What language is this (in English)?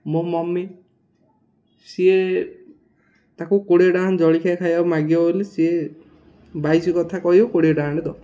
Odia